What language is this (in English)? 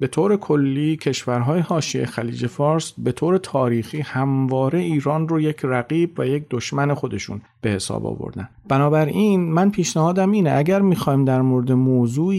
Persian